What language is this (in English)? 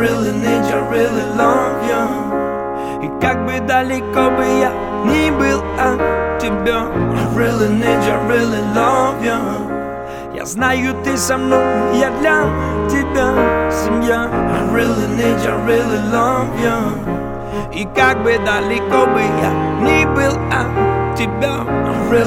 Russian